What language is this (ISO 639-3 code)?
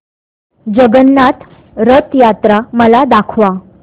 mar